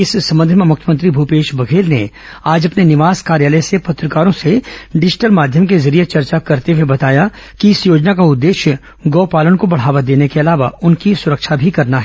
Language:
Hindi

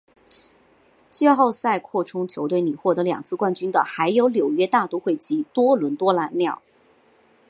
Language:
Chinese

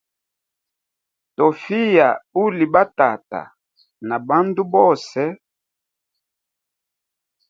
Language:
Hemba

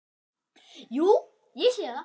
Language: Icelandic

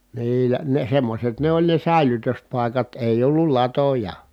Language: Finnish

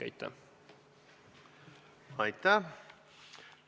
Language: Estonian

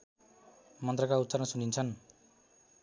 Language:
Nepali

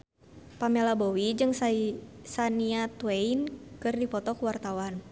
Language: Sundanese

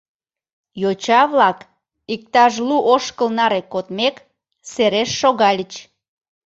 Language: Mari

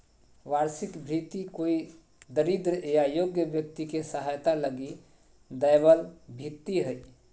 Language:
Magahi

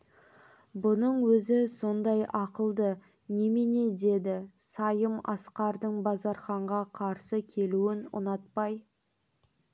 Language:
Kazakh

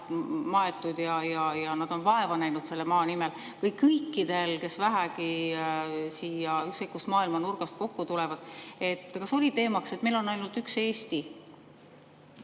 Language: Estonian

